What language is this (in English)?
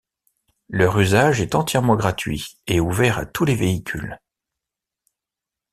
French